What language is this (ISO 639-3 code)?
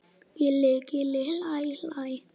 isl